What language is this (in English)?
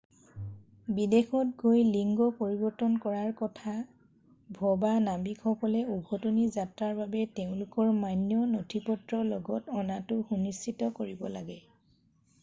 Assamese